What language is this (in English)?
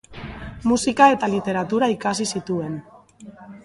Basque